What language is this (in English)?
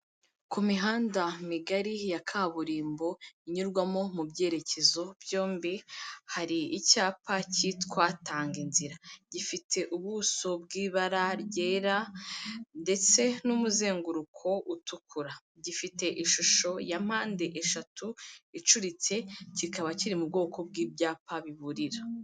Kinyarwanda